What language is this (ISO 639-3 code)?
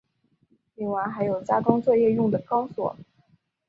zho